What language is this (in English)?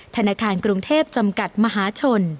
Thai